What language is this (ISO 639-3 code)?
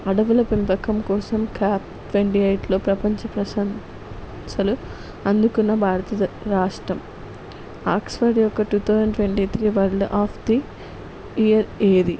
tel